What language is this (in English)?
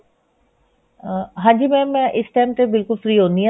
Punjabi